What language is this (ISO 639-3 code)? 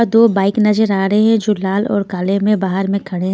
hin